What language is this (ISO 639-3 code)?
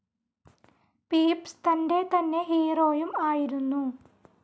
mal